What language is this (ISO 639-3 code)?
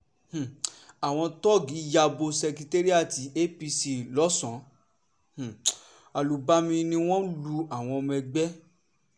yor